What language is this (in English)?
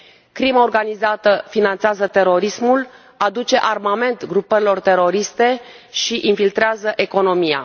Romanian